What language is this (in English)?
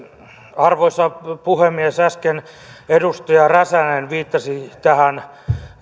Finnish